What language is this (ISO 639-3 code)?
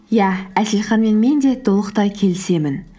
kaz